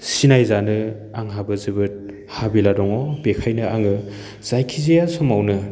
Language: Bodo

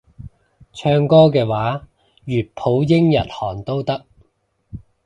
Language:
Cantonese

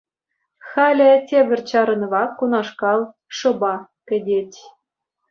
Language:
Chuvash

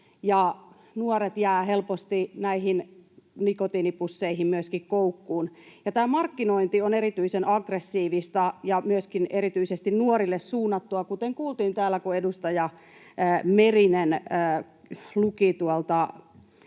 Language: Finnish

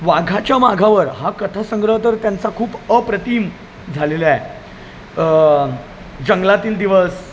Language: Marathi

